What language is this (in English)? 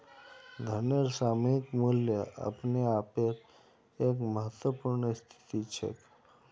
Magahi